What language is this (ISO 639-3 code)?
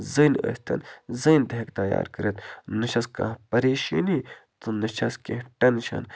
kas